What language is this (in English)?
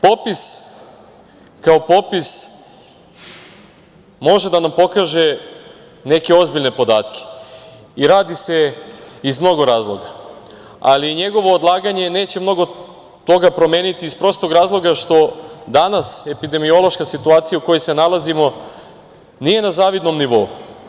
Serbian